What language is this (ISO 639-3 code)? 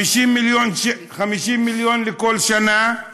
heb